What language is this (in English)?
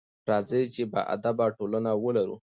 Pashto